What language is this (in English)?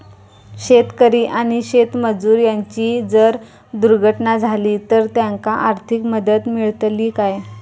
Marathi